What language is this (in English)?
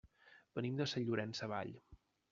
Catalan